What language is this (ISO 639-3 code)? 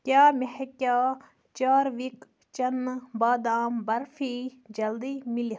kas